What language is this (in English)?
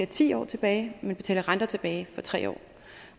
Danish